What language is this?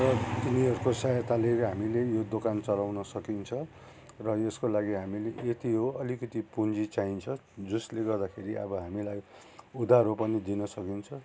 Nepali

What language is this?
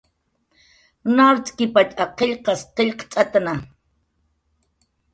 Jaqaru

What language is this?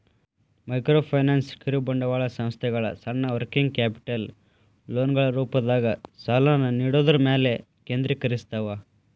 Kannada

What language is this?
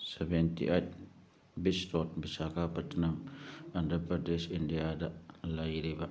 Manipuri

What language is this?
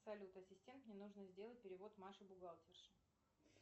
Russian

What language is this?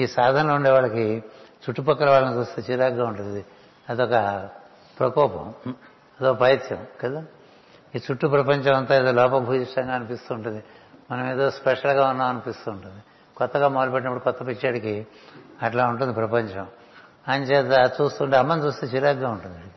Telugu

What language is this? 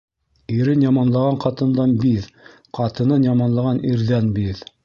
Bashkir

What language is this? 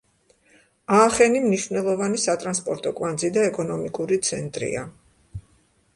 Georgian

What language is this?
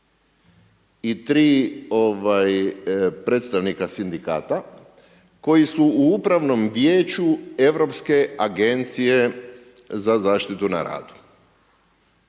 Croatian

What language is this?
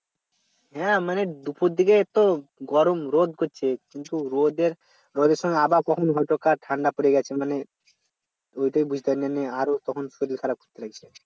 Bangla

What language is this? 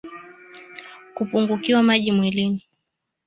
Swahili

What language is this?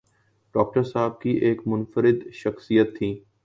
Urdu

